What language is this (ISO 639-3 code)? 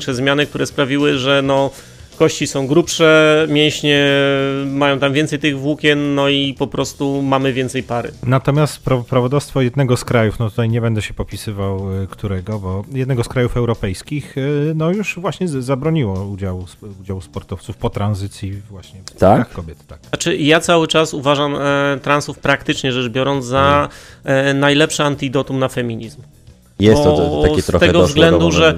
pol